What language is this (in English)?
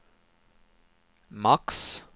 Swedish